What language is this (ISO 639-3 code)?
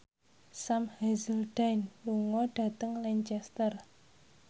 jav